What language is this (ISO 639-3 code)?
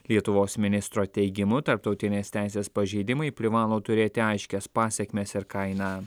lit